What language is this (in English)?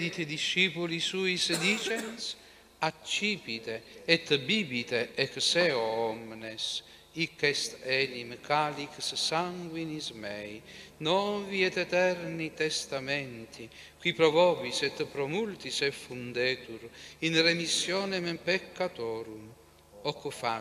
Italian